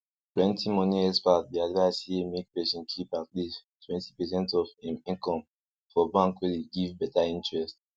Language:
Nigerian Pidgin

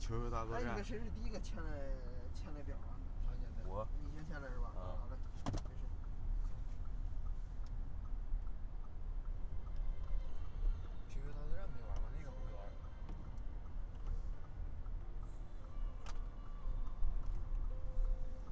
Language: Chinese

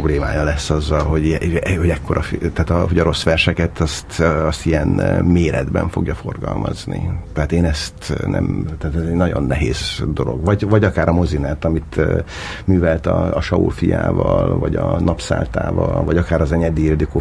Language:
Hungarian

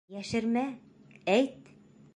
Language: Bashkir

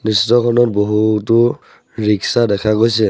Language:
Assamese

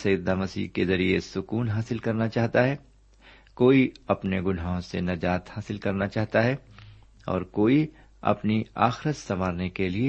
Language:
Urdu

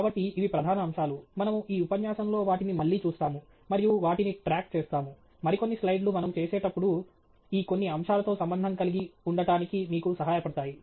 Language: Telugu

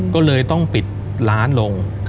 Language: Thai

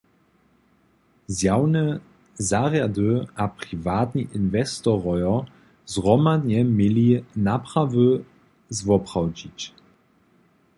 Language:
Upper Sorbian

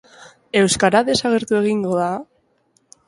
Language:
Basque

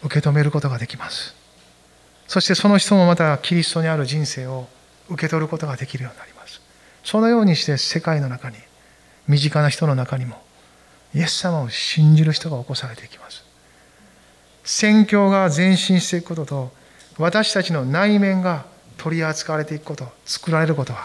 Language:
Japanese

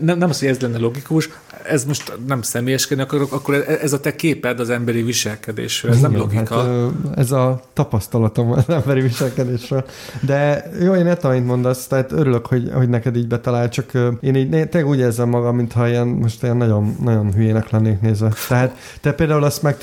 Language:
Hungarian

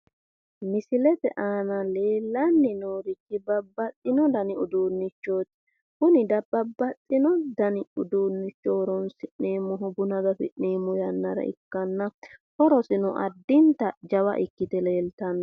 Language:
Sidamo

